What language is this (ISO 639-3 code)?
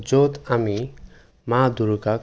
asm